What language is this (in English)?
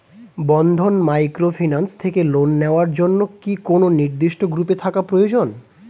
Bangla